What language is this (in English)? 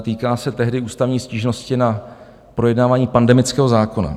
Czech